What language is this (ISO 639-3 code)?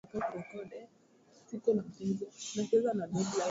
swa